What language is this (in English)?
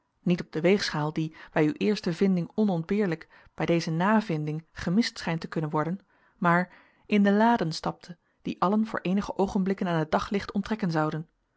Dutch